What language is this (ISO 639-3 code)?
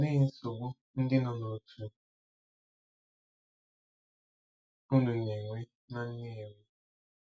ibo